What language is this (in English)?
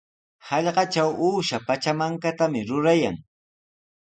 Sihuas Ancash Quechua